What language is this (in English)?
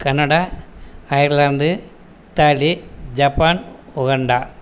Tamil